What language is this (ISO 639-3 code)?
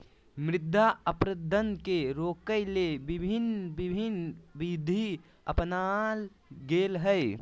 mag